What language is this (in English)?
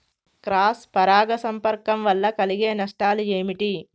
Telugu